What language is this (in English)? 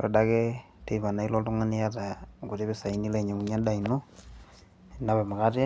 Masai